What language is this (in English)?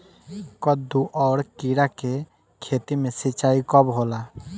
Bhojpuri